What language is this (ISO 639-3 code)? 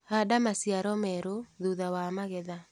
kik